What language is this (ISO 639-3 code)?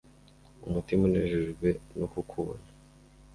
kin